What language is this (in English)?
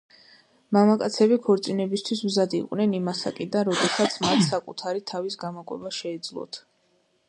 Georgian